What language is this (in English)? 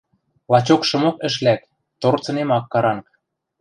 Western Mari